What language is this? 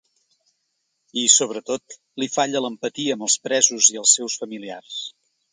Catalan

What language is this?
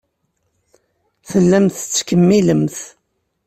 Kabyle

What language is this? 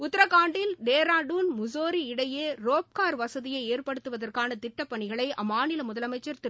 Tamil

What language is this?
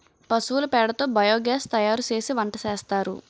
Telugu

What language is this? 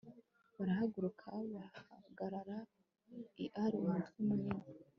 Kinyarwanda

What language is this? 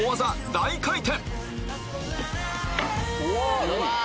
Japanese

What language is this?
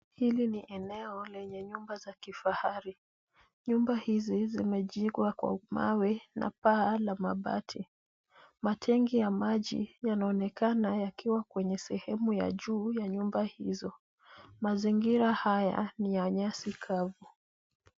Swahili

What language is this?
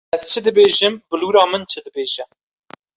Kurdish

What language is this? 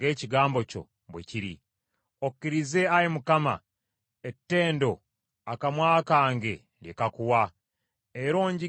Ganda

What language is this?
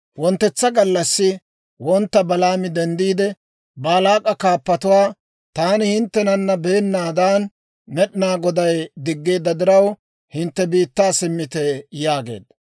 Dawro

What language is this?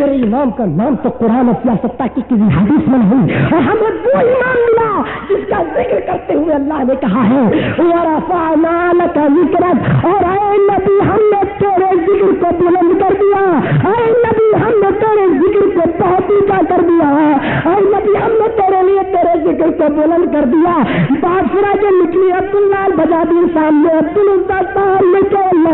Hindi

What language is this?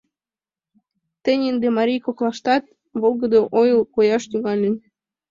Mari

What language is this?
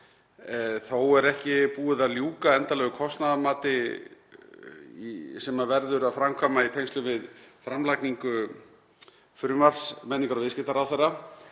Icelandic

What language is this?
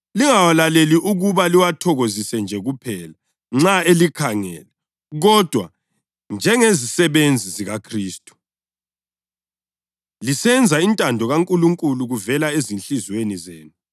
North Ndebele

